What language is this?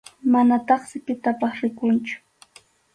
Arequipa-La Unión Quechua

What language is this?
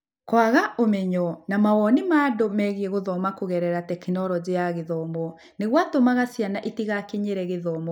Kikuyu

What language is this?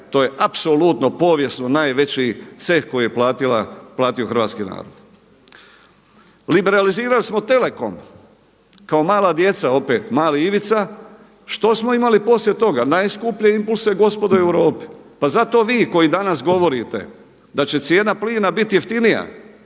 Croatian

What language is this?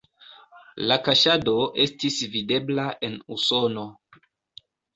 Esperanto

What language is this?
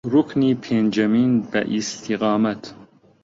Central Kurdish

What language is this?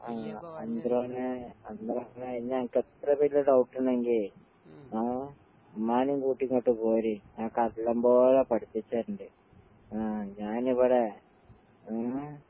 Malayalam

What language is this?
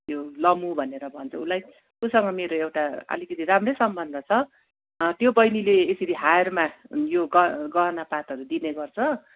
Nepali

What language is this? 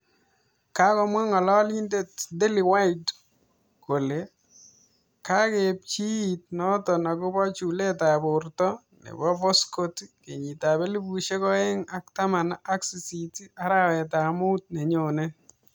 Kalenjin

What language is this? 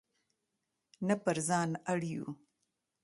Pashto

